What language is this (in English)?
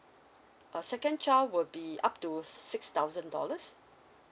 English